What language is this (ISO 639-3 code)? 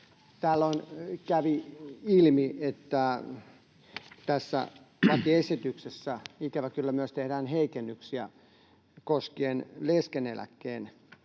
fin